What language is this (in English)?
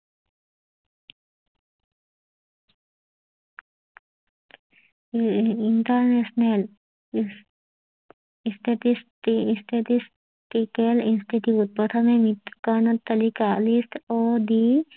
Assamese